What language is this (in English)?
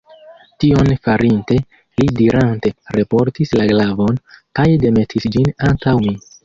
Esperanto